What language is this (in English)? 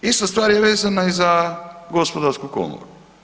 Croatian